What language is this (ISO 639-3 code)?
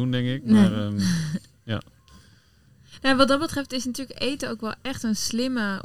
nld